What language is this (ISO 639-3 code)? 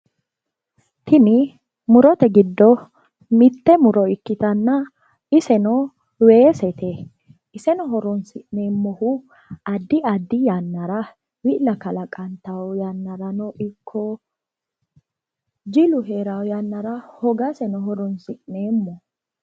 sid